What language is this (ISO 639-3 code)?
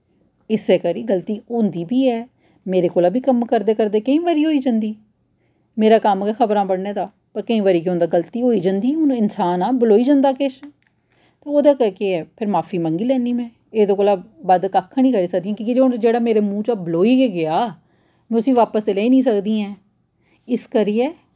doi